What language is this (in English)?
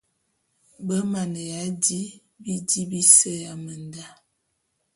Bulu